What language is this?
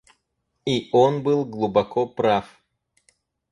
Russian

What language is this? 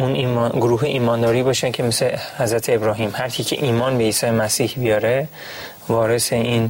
Persian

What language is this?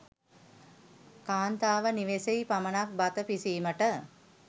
Sinhala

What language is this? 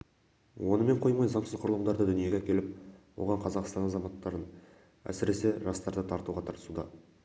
Kazakh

